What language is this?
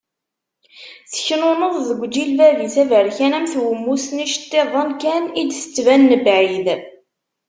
Kabyle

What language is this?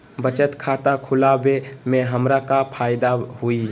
Magahi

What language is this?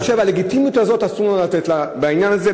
Hebrew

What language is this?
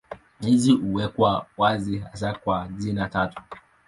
Swahili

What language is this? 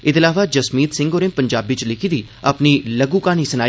Dogri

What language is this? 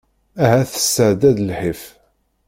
Kabyle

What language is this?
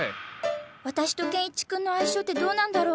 Japanese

